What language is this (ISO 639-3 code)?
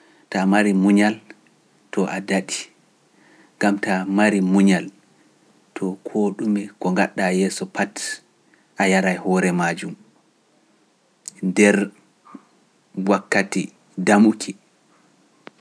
fuf